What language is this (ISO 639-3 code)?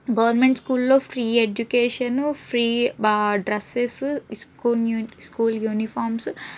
tel